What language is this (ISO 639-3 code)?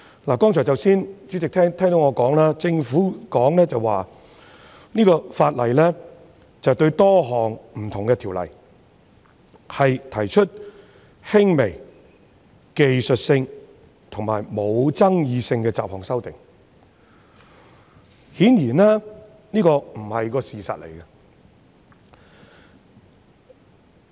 yue